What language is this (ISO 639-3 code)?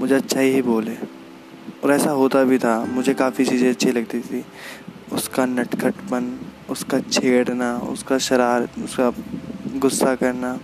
hin